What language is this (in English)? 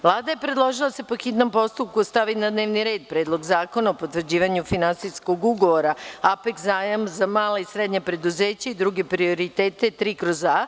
Serbian